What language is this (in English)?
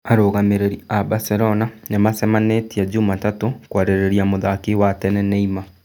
Kikuyu